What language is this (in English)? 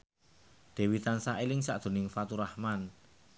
Javanese